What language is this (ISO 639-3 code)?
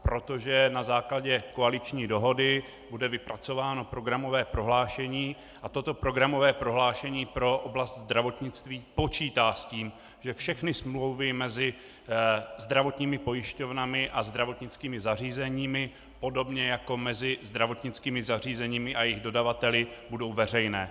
ces